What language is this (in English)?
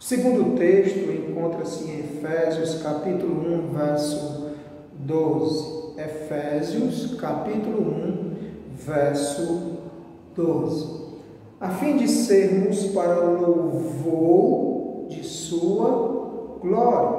Portuguese